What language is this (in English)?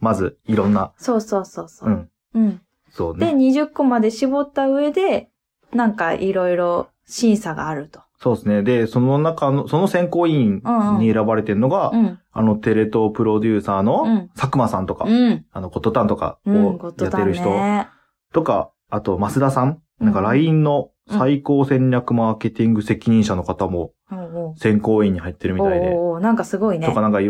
Japanese